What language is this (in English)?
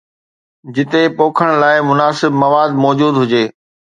Sindhi